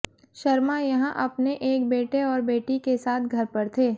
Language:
Hindi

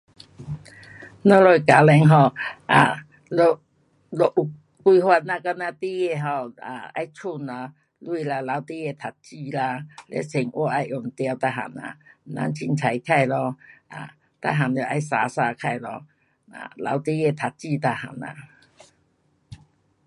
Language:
Pu-Xian Chinese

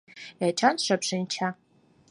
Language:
Mari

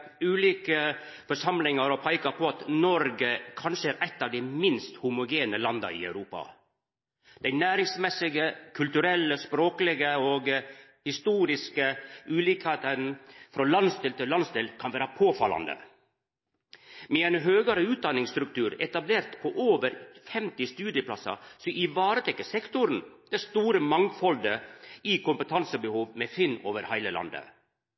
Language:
Norwegian Nynorsk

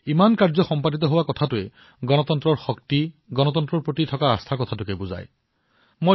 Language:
Assamese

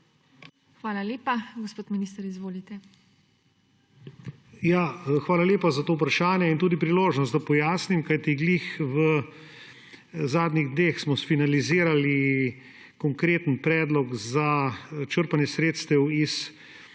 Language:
Slovenian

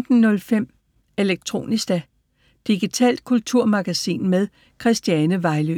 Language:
Danish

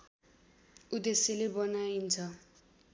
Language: Nepali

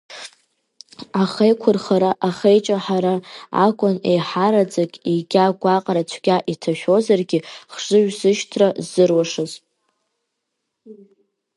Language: Abkhazian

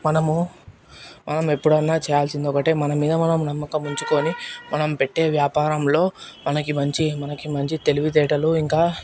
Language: Telugu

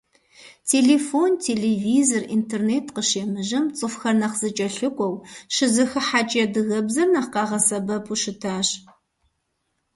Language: Kabardian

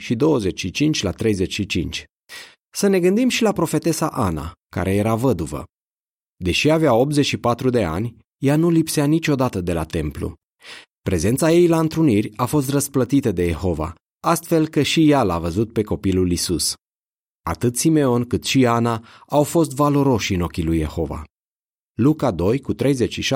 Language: Romanian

